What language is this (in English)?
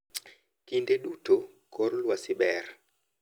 Luo (Kenya and Tanzania)